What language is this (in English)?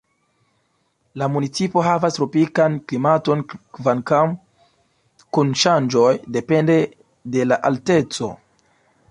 Esperanto